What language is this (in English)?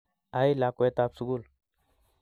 Kalenjin